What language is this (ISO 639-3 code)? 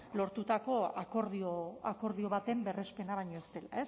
eus